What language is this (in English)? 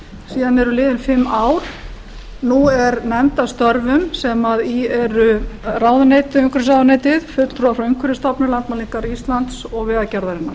Icelandic